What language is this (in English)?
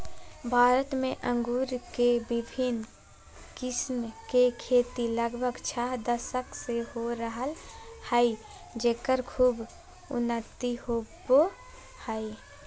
Magahi